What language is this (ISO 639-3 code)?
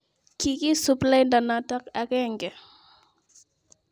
kln